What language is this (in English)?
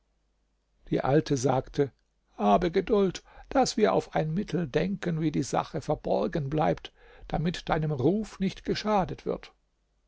German